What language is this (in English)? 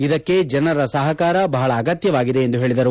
Kannada